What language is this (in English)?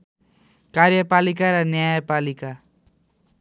Nepali